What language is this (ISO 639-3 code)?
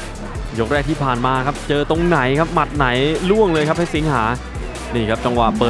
tha